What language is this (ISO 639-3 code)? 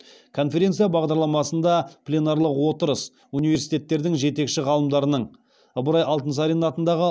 kaz